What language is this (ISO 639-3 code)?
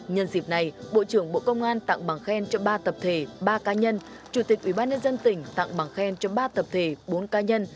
vie